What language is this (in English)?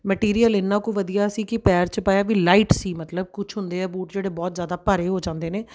Punjabi